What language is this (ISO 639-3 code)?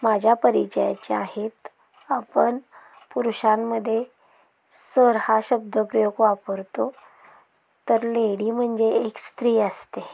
mar